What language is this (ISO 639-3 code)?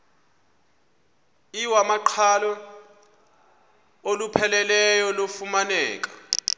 xho